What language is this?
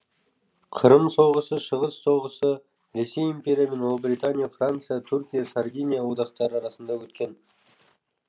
Kazakh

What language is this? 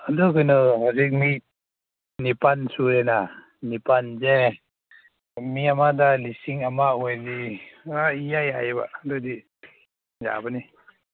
Manipuri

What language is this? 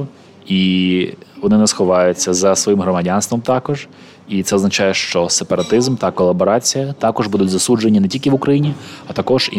Ukrainian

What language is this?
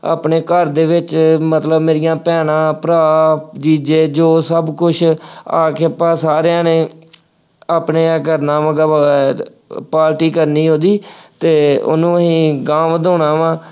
Punjabi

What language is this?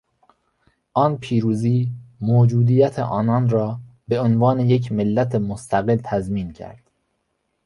Persian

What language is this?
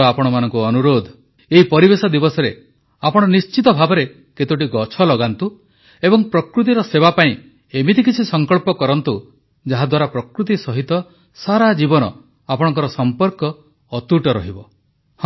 Odia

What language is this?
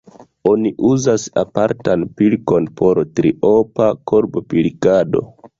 Esperanto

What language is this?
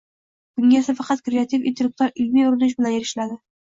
Uzbek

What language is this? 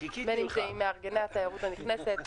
Hebrew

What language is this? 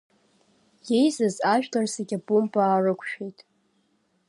Abkhazian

